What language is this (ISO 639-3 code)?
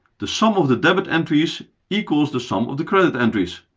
eng